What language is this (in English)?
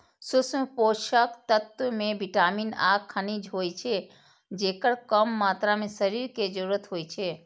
Maithili